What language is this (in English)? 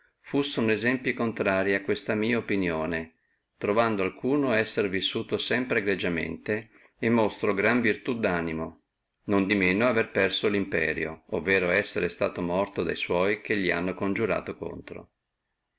Italian